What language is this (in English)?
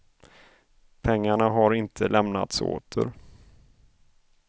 Swedish